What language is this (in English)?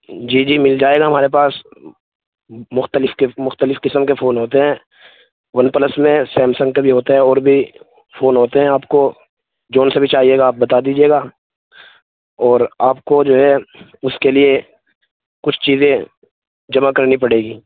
Urdu